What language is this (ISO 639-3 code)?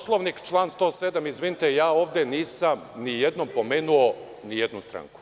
srp